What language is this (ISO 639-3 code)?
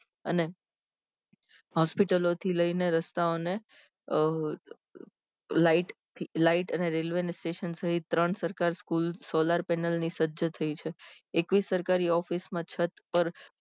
guj